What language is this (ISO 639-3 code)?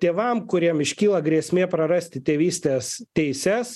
lit